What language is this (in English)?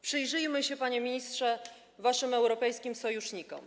Polish